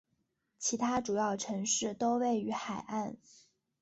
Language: Chinese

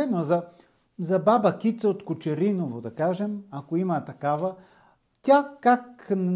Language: Bulgarian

